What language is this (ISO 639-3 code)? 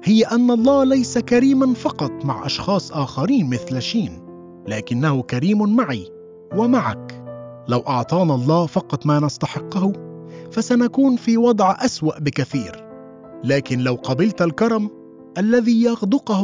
ara